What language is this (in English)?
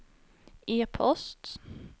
Swedish